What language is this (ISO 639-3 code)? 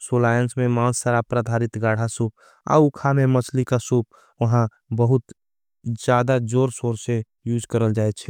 anp